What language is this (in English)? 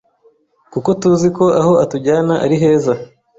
Kinyarwanda